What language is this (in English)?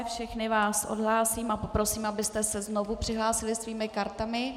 Czech